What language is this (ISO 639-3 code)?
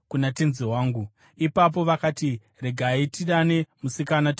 sna